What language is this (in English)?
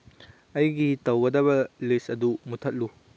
Manipuri